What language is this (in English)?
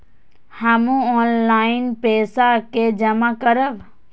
Maithili